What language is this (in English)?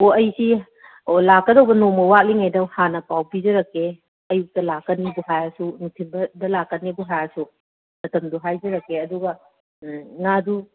Manipuri